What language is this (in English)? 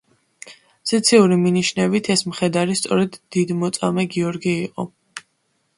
Georgian